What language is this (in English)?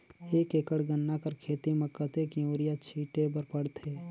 Chhattisgarhi